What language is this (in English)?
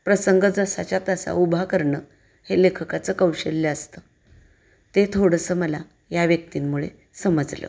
Marathi